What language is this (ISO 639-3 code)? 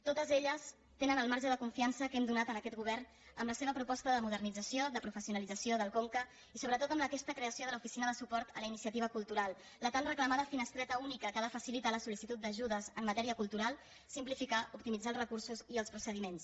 cat